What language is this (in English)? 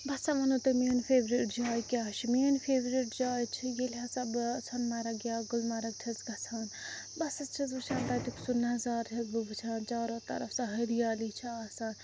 Kashmiri